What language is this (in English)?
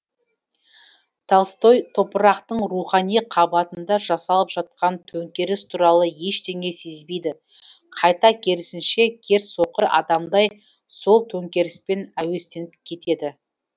Kazakh